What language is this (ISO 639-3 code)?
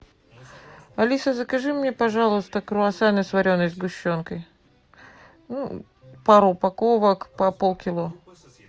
rus